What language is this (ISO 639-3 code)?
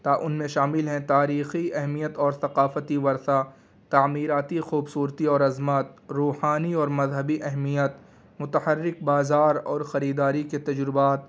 urd